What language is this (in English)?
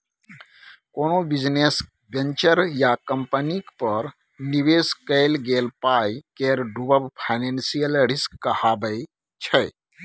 Maithili